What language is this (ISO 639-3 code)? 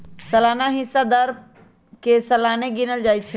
mag